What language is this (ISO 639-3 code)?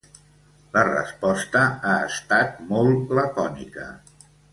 cat